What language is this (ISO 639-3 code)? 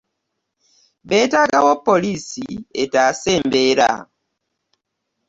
lug